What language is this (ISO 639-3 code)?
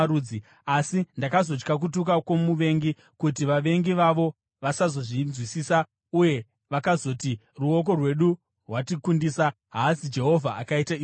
sna